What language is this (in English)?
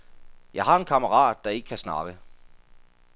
Danish